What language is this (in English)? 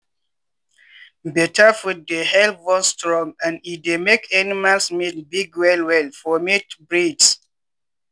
Nigerian Pidgin